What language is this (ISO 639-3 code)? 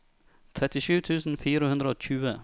nor